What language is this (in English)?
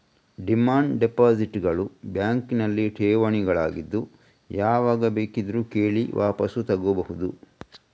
Kannada